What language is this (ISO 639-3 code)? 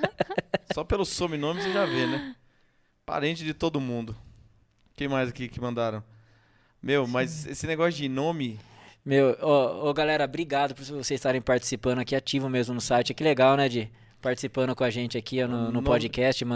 por